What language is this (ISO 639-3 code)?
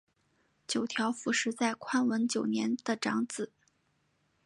zho